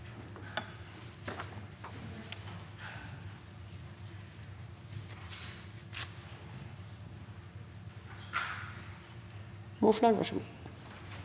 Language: Norwegian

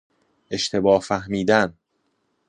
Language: Persian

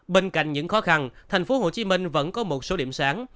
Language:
Vietnamese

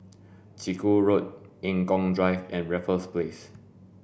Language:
English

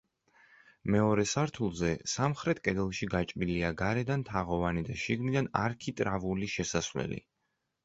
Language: Georgian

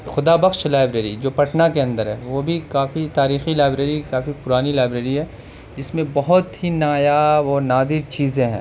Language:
Urdu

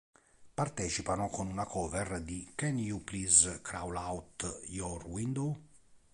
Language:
Italian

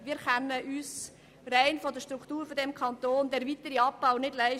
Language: Swiss German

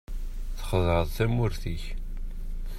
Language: Kabyle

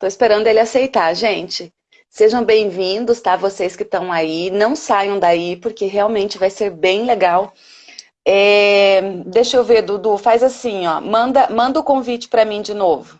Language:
Portuguese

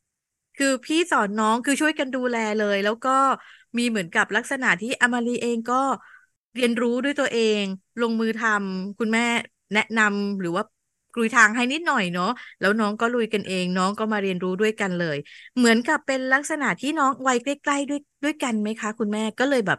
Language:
Thai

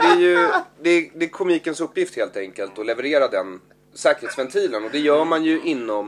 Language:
Swedish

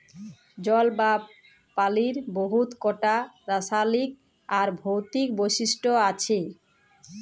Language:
Bangla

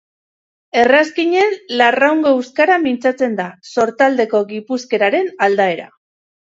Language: Basque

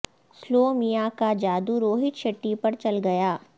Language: Urdu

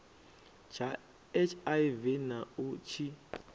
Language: Venda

